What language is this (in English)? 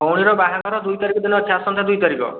Odia